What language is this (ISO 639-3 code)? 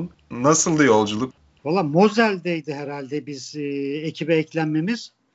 tur